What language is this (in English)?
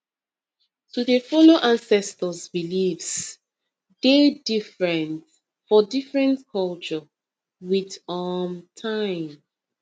Nigerian Pidgin